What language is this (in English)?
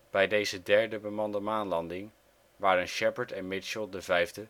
Dutch